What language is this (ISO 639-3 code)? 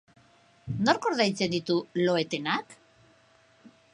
eus